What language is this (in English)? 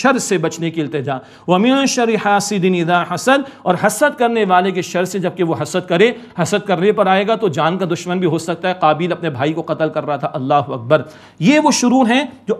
Arabic